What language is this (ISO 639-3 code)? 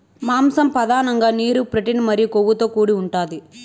tel